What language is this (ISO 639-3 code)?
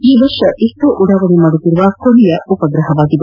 kan